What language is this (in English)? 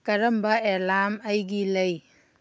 Manipuri